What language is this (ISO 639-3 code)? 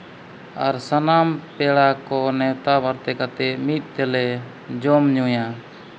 sat